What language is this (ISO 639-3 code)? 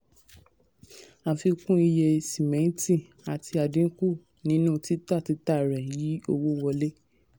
yor